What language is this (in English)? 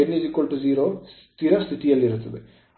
Kannada